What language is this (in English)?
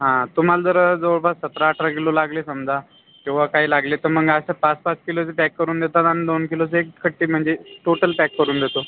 Marathi